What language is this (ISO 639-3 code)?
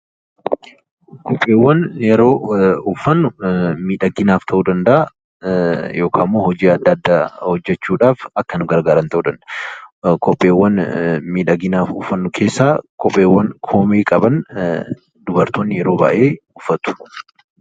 orm